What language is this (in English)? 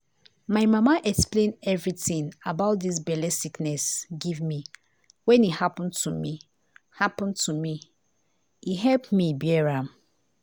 Nigerian Pidgin